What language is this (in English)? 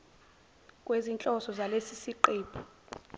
Zulu